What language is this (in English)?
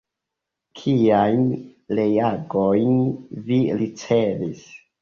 Esperanto